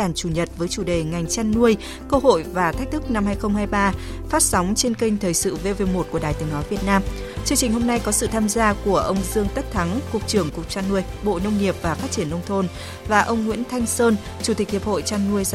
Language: Vietnamese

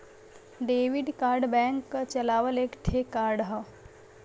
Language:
Bhojpuri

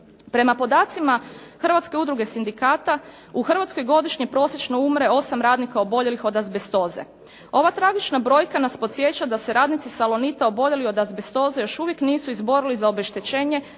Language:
Croatian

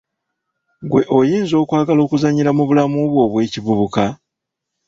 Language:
Ganda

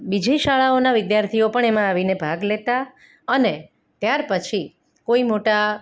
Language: Gujarati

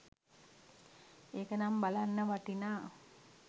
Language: Sinhala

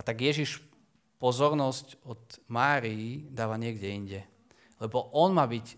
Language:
Slovak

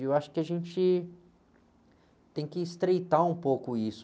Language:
Portuguese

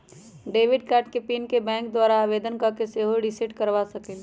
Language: Magahi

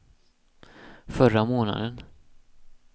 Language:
Swedish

